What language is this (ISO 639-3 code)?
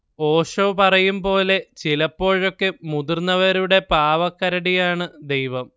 mal